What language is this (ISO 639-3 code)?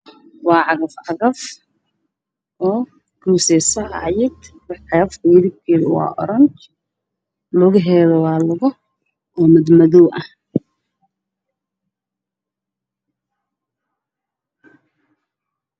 som